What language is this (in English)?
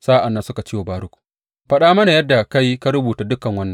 Hausa